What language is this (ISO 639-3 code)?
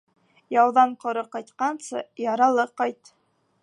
bak